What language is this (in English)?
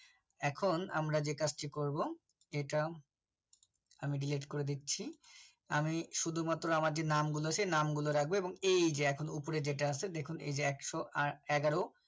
Bangla